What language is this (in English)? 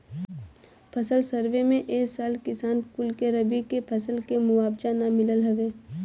Bhojpuri